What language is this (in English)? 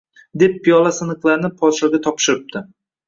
Uzbek